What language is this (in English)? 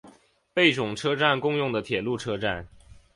Chinese